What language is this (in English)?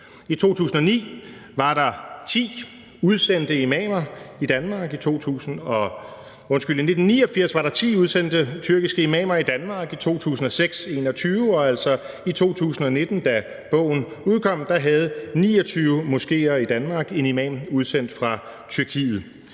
Danish